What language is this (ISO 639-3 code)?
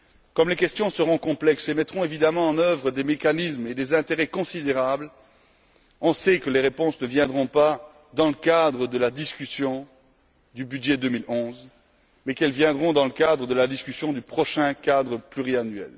fra